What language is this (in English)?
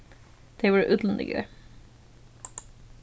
Faroese